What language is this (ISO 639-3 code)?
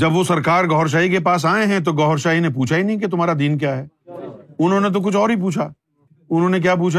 urd